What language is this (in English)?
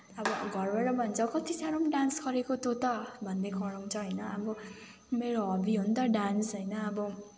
Nepali